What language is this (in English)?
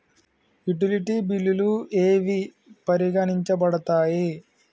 Telugu